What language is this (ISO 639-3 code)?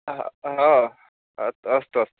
san